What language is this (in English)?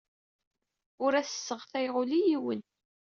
Kabyle